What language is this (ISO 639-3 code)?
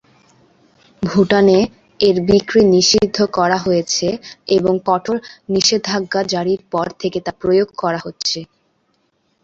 ben